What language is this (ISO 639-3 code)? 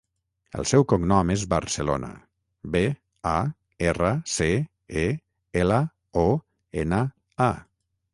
cat